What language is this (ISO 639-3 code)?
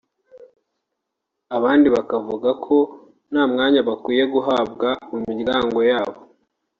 kin